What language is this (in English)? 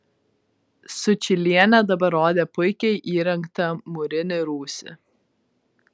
Lithuanian